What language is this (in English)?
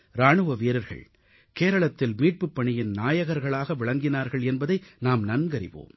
Tamil